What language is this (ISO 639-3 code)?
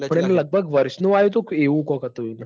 guj